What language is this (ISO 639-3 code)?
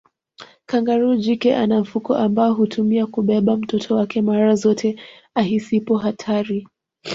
swa